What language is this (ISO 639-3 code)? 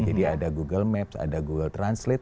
ind